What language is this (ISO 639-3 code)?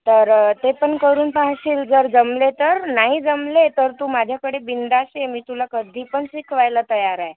mar